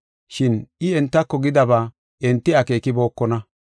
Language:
Gofa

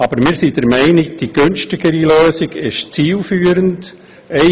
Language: Swiss German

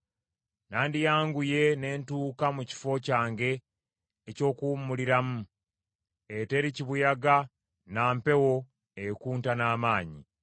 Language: Ganda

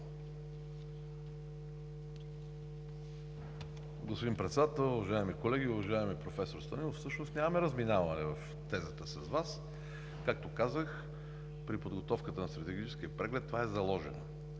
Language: Bulgarian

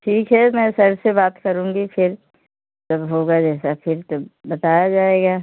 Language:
Hindi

